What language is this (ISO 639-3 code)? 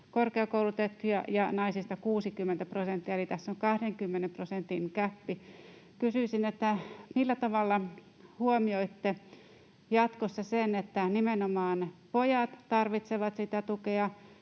fin